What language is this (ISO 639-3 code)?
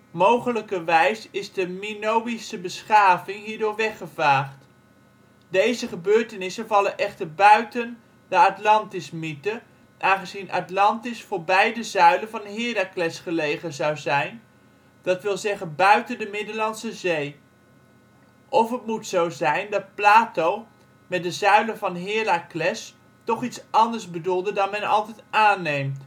nld